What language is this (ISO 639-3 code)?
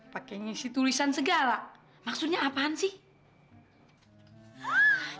ind